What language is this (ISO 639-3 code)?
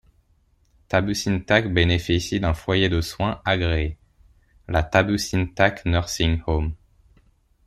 fra